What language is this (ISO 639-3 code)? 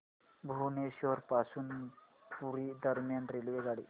mar